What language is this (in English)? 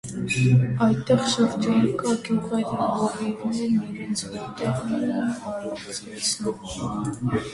Armenian